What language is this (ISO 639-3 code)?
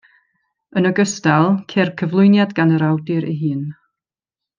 cym